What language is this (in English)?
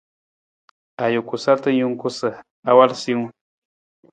Nawdm